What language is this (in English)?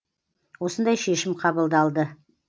Kazakh